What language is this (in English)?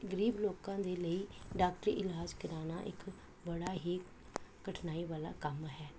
Punjabi